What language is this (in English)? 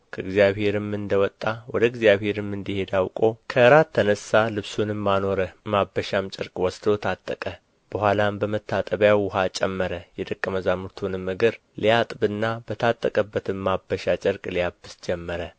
Amharic